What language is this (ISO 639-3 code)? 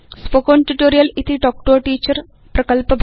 san